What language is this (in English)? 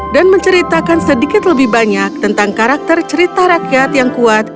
Indonesian